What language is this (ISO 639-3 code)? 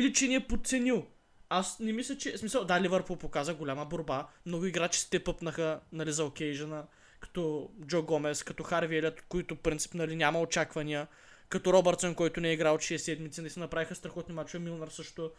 bul